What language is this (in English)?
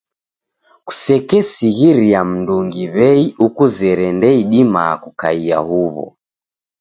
Taita